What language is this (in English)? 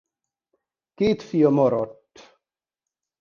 Hungarian